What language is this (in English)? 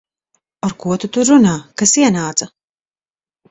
Latvian